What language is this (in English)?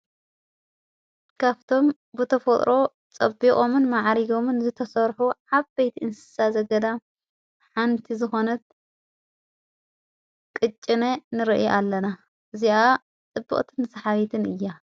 Tigrinya